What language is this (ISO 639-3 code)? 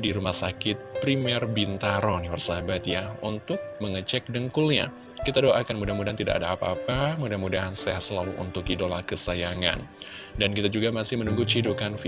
ind